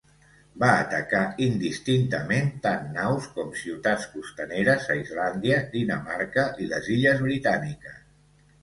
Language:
Catalan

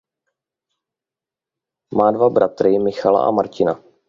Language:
Czech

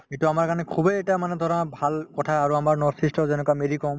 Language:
Assamese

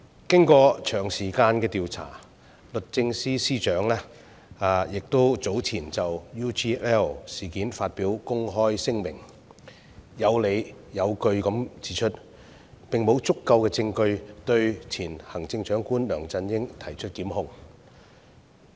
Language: Cantonese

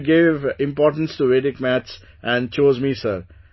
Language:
English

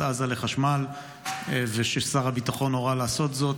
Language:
Hebrew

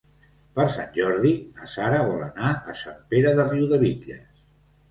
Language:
Catalan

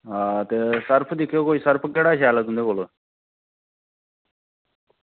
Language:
Dogri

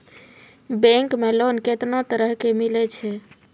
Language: Maithili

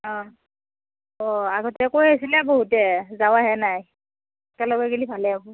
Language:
Assamese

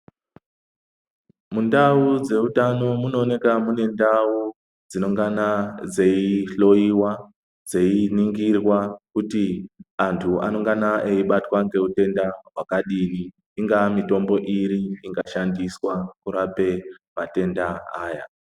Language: Ndau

